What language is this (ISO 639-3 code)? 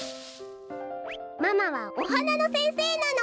jpn